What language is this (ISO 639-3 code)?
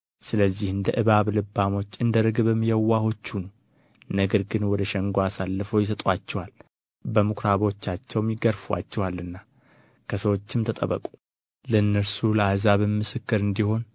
amh